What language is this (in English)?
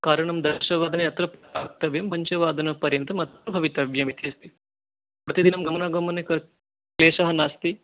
Sanskrit